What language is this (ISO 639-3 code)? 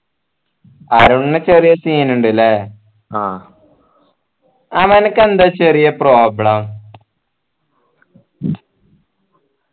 mal